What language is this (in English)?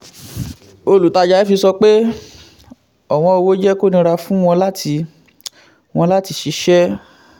Yoruba